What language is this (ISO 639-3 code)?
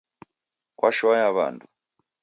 dav